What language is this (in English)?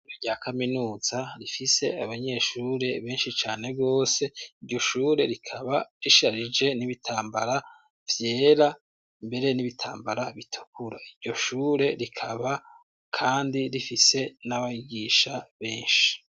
Rundi